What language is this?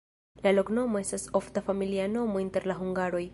Esperanto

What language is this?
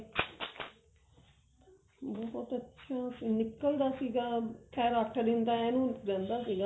Punjabi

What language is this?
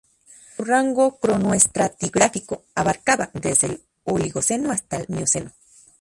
Spanish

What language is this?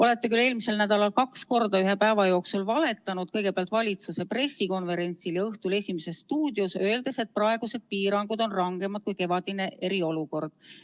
Estonian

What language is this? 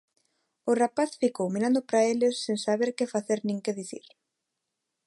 Galician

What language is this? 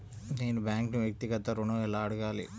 Telugu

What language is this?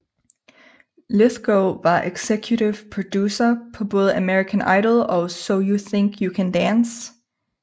Danish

